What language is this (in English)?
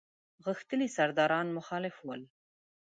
Pashto